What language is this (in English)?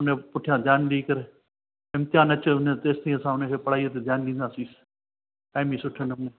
Sindhi